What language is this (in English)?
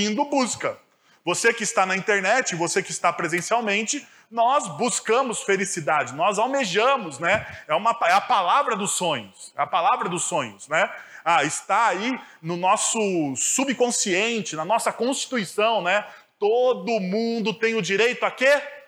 Portuguese